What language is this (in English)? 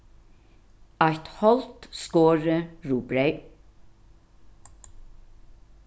Faroese